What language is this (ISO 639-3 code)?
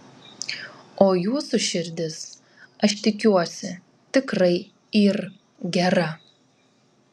lit